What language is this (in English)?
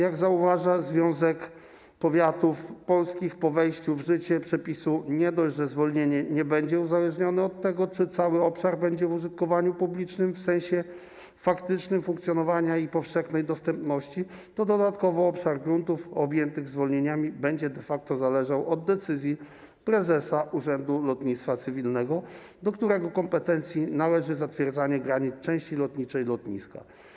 Polish